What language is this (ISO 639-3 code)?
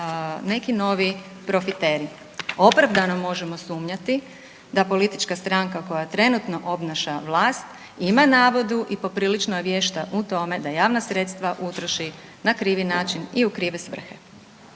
hrv